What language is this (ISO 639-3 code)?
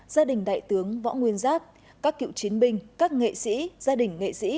vie